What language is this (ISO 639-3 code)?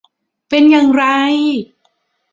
tha